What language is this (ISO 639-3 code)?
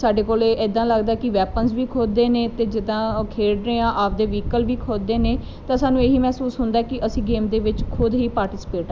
pan